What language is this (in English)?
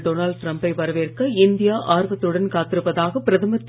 Tamil